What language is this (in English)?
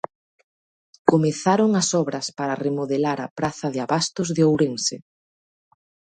Galician